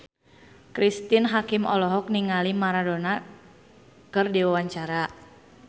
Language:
Sundanese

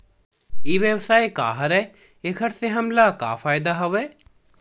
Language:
Chhattisgarhi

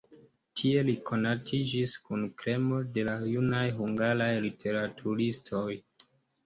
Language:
Esperanto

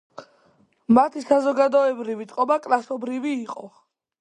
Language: Georgian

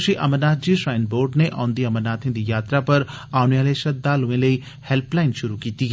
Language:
Dogri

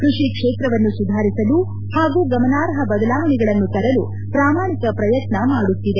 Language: Kannada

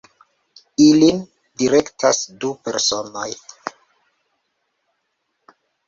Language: Esperanto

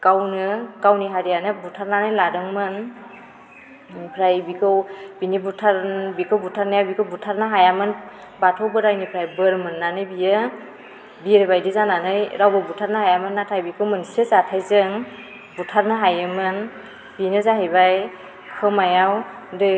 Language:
Bodo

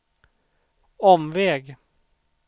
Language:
Swedish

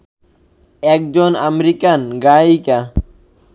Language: Bangla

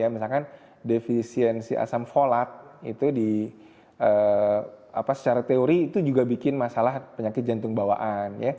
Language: Indonesian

